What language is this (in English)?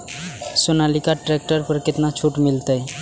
Maithili